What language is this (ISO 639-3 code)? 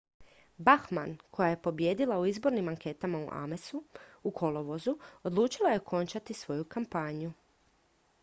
hrv